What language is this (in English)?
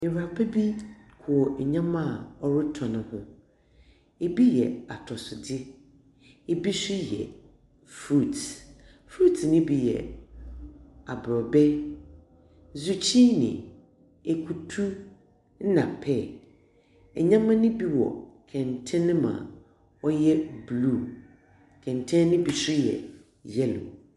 Akan